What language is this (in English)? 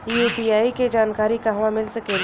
Bhojpuri